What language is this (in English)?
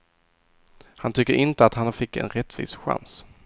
Swedish